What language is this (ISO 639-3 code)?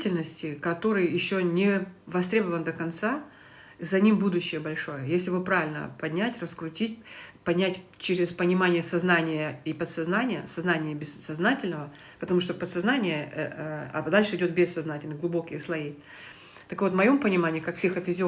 rus